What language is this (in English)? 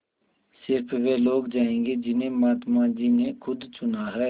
Hindi